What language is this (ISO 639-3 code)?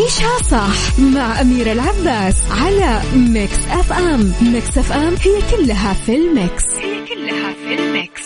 ara